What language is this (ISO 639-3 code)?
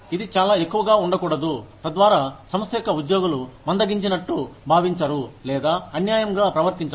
tel